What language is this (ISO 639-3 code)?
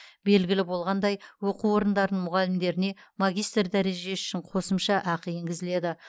kaz